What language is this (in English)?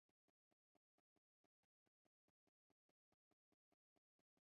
Esperanto